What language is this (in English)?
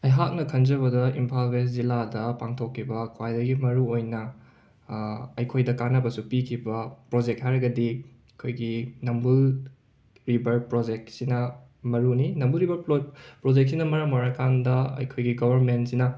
Manipuri